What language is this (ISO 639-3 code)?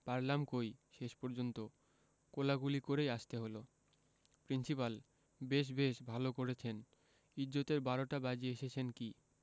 ben